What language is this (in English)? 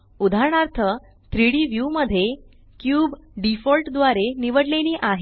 Marathi